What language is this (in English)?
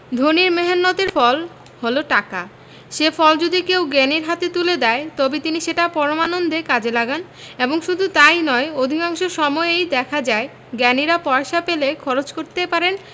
Bangla